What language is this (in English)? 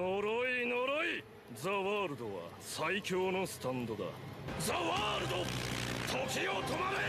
Japanese